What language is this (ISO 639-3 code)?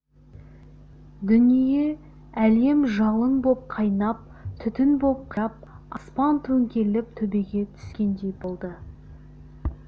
kaz